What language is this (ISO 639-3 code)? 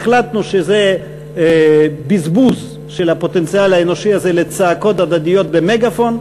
heb